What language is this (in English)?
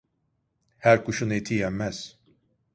Turkish